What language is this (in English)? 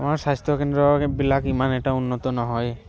Assamese